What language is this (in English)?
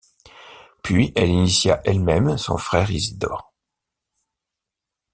French